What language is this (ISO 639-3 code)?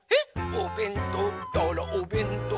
jpn